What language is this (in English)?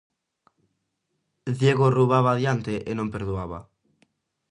Galician